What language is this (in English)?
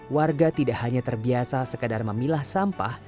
Indonesian